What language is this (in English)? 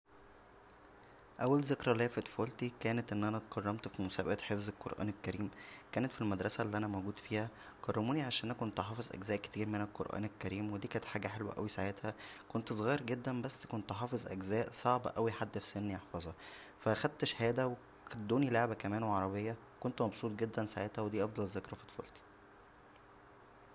Egyptian Arabic